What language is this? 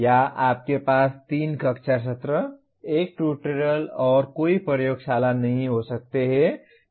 Hindi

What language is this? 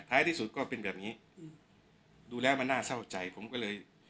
Thai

